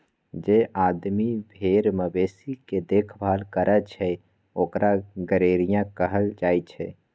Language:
Magahi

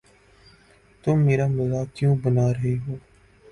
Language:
Urdu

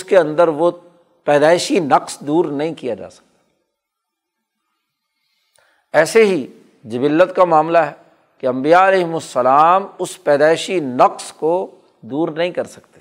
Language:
Urdu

